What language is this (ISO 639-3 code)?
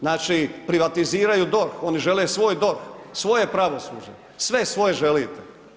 hrv